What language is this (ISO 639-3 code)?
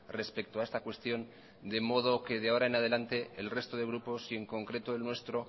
spa